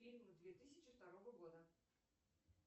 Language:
Russian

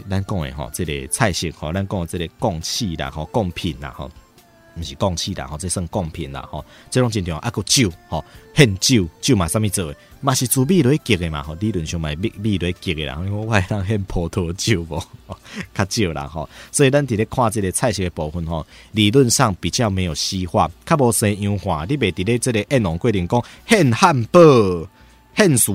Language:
Chinese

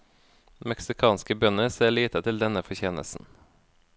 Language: Norwegian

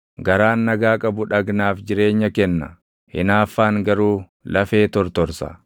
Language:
Oromo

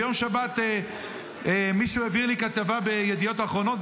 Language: Hebrew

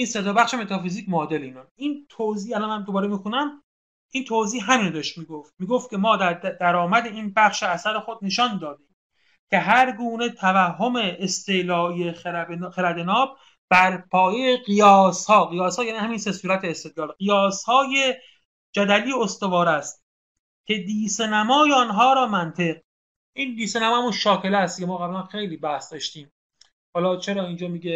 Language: Persian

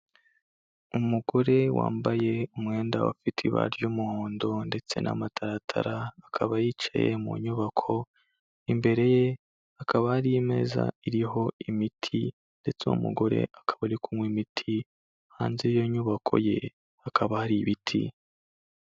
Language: Kinyarwanda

